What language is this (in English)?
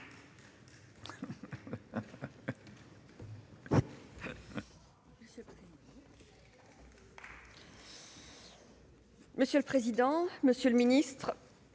French